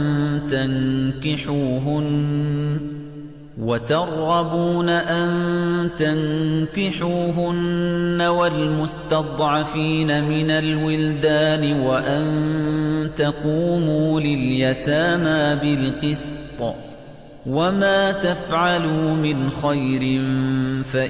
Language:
Arabic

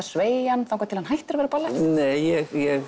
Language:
Icelandic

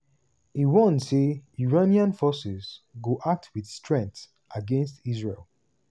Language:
Nigerian Pidgin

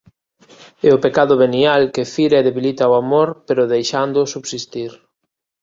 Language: Galician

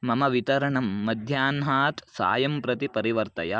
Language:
Sanskrit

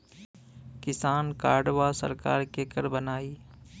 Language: Bhojpuri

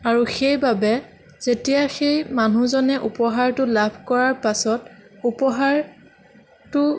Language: Assamese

